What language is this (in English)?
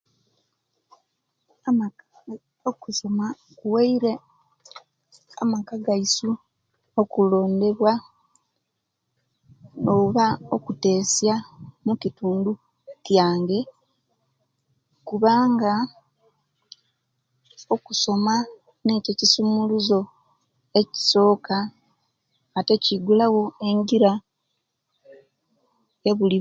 Kenyi